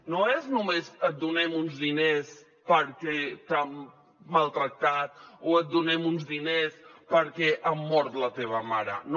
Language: Catalan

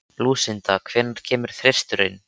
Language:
Icelandic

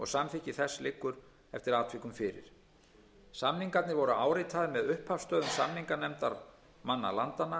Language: Icelandic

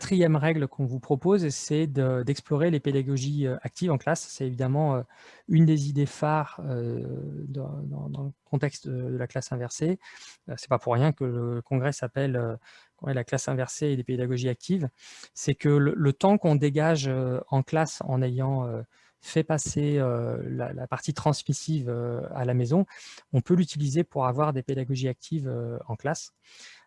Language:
French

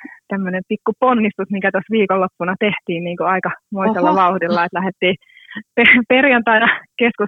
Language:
Finnish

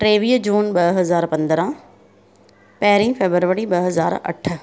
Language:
Sindhi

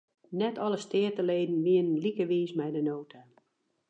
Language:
Western Frisian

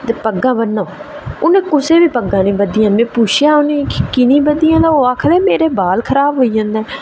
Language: Dogri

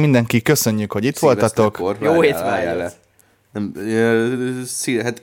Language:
Hungarian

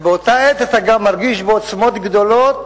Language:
Hebrew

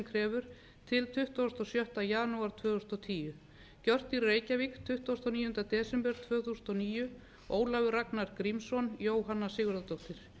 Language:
Icelandic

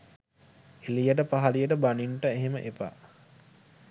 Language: Sinhala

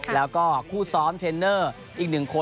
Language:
Thai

